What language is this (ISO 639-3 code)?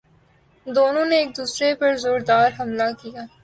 urd